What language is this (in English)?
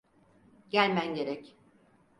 Turkish